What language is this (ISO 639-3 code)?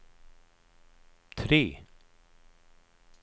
swe